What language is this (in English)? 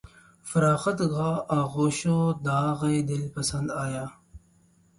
Urdu